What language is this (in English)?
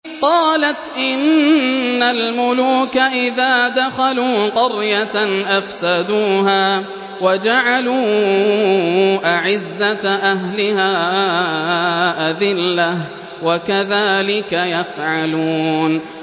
Arabic